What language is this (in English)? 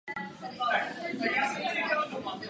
Czech